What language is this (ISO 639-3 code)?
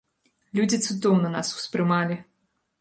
bel